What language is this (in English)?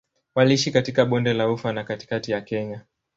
Swahili